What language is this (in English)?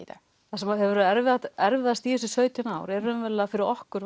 Icelandic